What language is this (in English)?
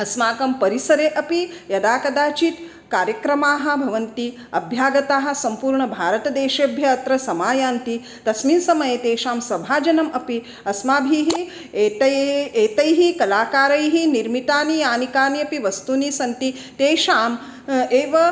Sanskrit